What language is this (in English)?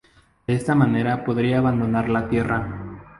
Spanish